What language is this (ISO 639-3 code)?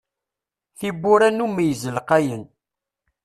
kab